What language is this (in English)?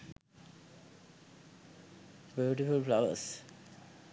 Sinhala